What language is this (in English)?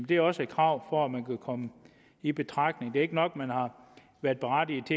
Danish